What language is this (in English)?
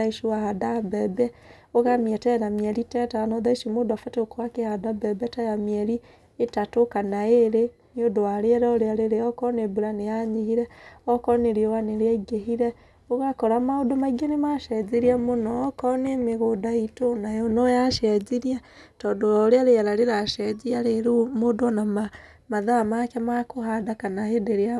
Kikuyu